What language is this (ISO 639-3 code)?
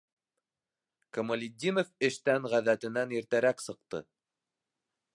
bak